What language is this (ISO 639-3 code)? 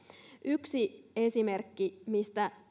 fin